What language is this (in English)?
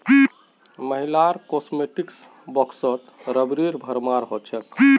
Magahi